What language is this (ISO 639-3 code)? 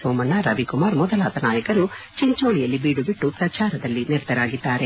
kan